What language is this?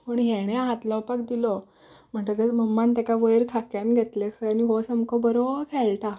Konkani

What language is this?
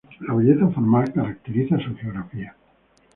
Spanish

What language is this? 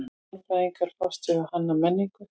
Icelandic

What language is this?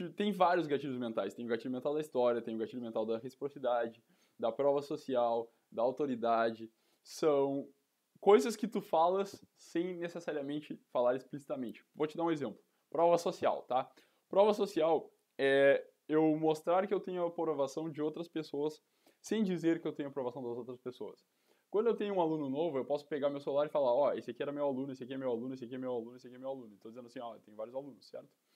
Portuguese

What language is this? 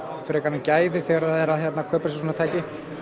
Icelandic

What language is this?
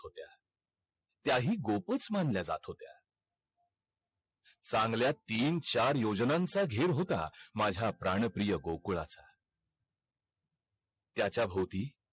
Marathi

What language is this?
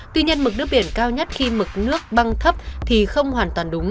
Vietnamese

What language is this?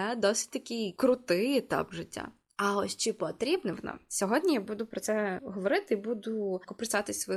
Ukrainian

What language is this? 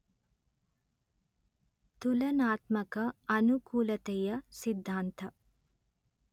Kannada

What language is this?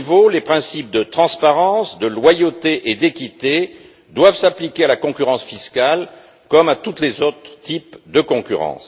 French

